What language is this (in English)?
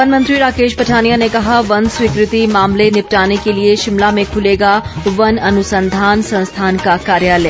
Hindi